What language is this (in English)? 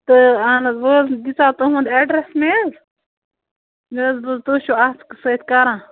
Kashmiri